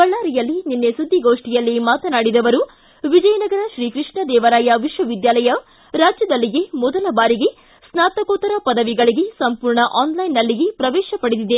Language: Kannada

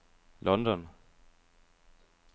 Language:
Danish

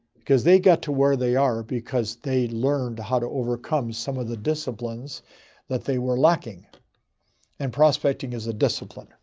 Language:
English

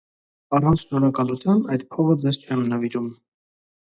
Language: Armenian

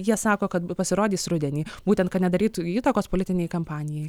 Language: Lithuanian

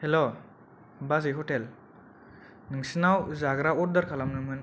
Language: Bodo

